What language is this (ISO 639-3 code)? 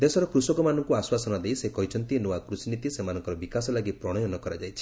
ori